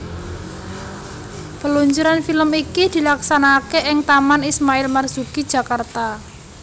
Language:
Javanese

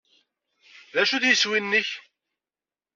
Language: Kabyle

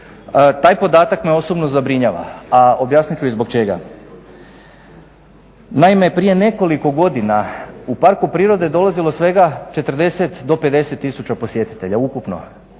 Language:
Croatian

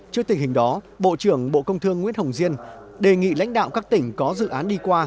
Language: Vietnamese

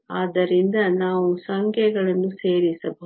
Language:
Kannada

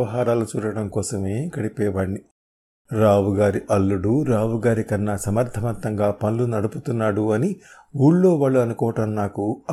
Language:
Telugu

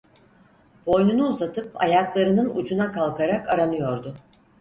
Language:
Turkish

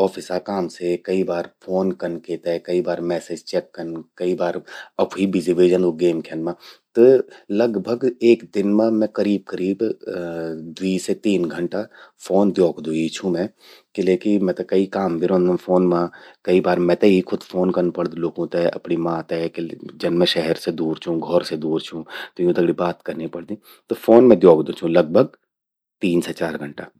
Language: Garhwali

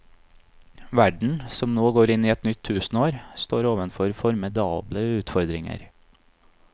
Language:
Norwegian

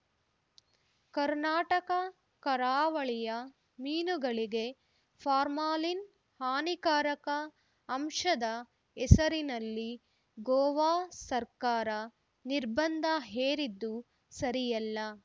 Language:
Kannada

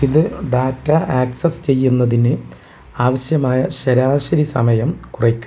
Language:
Malayalam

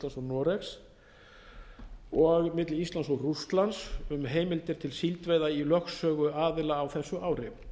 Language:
Icelandic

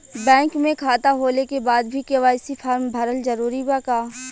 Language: Bhojpuri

